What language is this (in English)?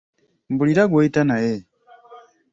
Ganda